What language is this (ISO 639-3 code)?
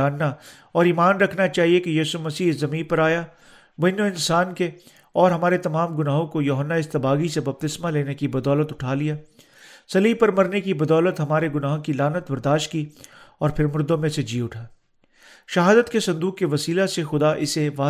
urd